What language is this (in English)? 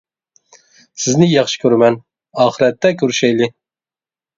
Uyghur